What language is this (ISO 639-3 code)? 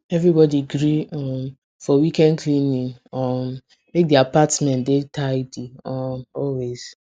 pcm